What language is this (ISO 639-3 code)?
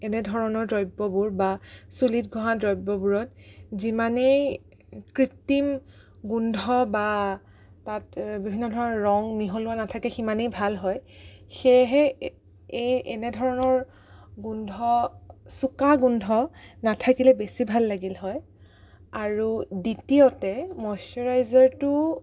asm